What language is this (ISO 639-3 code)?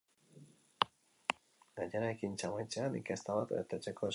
eus